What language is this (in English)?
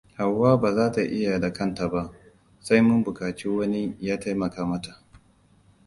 Hausa